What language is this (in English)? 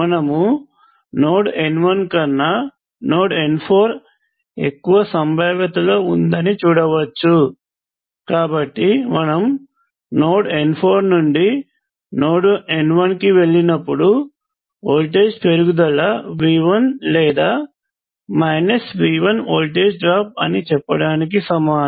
Telugu